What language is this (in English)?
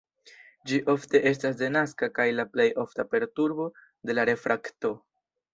Esperanto